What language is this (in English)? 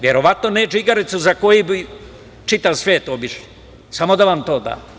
Serbian